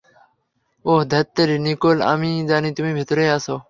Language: Bangla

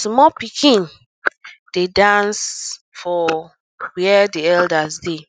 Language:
Nigerian Pidgin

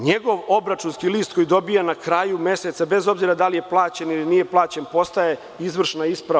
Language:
Serbian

